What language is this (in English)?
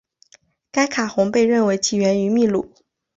Chinese